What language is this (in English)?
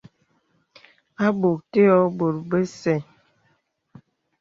Bebele